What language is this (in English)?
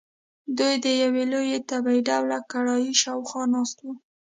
Pashto